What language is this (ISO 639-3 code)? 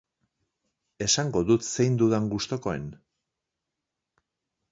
eus